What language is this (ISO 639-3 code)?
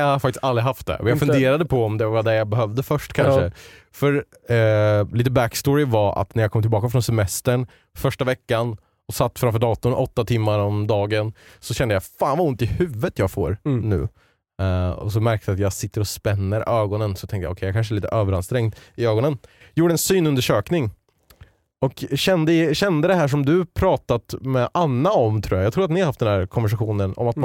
swe